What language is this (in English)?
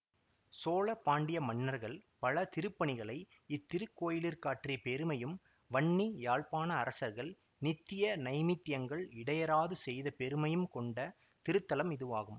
Tamil